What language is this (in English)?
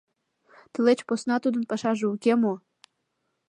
Mari